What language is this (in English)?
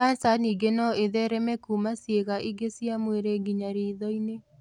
Kikuyu